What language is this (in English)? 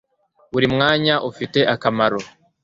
Kinyarwanda